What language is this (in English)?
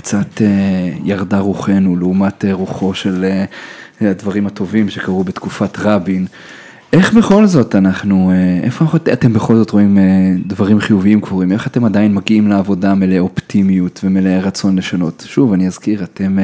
Hebrew